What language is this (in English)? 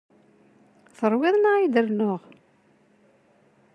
Kabyle